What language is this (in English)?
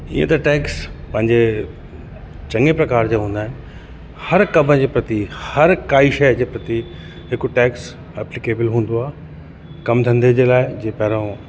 Sindhi